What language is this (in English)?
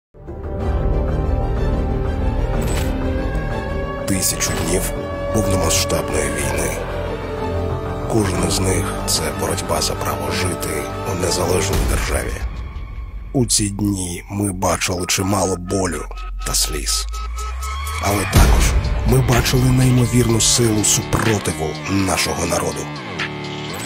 Ukrainian